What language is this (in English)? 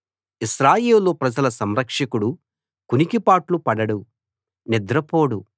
Telugu